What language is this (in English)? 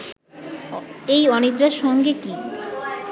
Bangla